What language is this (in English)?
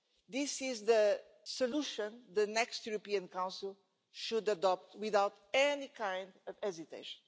English